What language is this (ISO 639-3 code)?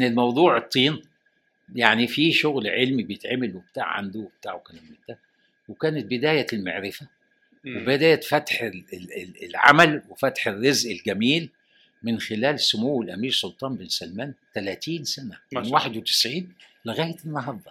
ara